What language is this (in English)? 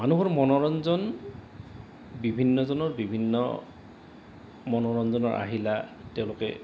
Assamese